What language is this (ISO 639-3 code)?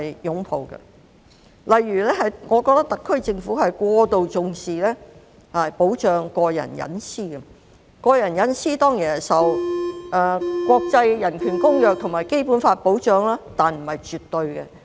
yue